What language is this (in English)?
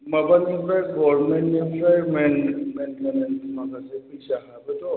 Bodo